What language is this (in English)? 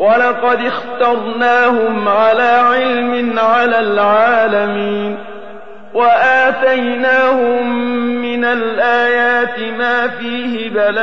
Arabic